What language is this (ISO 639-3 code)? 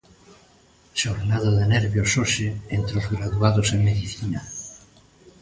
glg